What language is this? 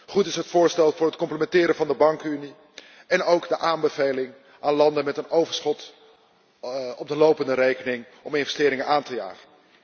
Dutch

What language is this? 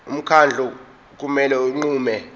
Zulu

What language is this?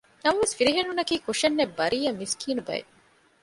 Divehi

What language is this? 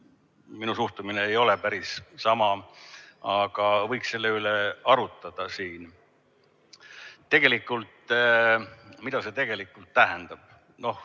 Estonian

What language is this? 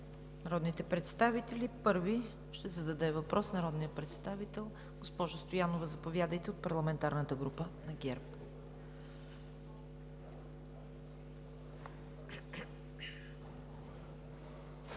Bulgarian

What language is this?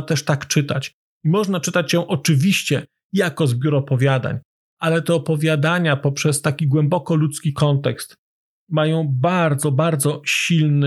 Polish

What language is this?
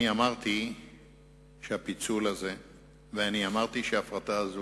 Hebrew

